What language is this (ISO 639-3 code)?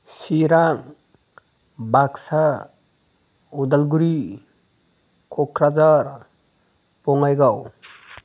brx